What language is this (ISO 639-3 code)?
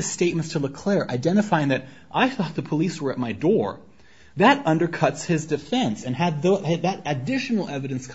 eng